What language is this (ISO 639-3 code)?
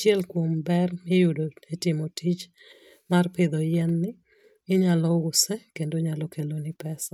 luo